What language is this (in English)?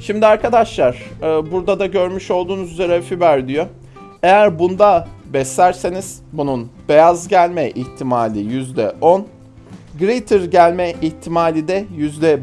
Turkish